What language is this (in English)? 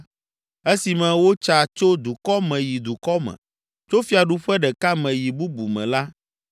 Ewe